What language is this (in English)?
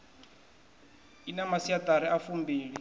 Venda